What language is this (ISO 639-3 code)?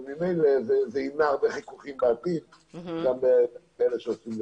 heb